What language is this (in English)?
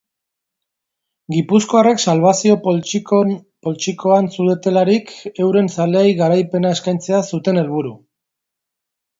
Basque